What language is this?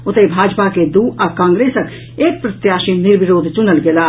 Maithili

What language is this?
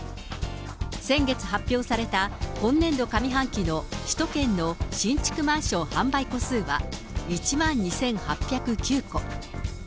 Japanese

